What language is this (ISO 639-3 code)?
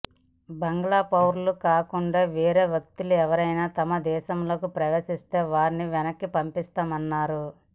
tel